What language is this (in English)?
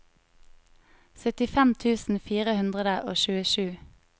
Norwegian